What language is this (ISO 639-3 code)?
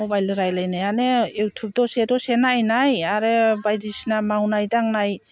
brx